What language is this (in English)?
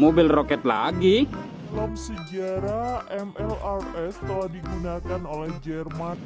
Indonesian